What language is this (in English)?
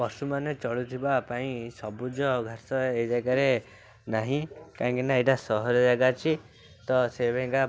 Odia